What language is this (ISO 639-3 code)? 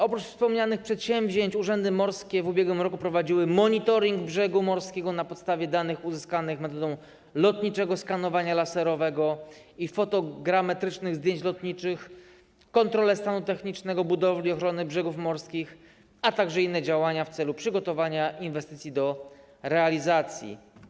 pol